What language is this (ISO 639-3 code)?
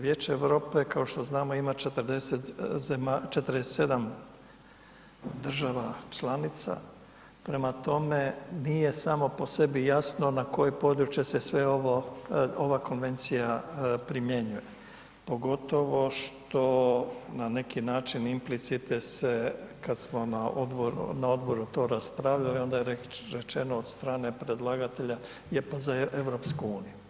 hrv